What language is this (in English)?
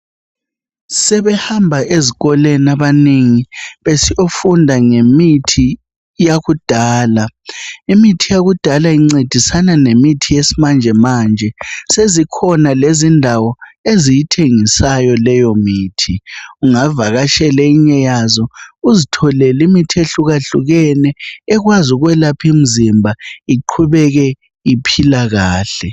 North Ndebele